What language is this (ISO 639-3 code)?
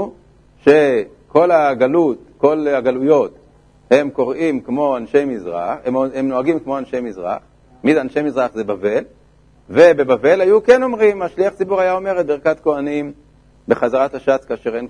heb